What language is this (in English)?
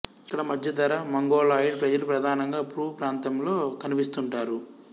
Telugu